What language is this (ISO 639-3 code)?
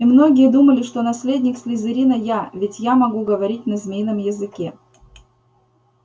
rus